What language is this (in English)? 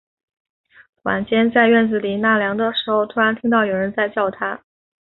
Chinese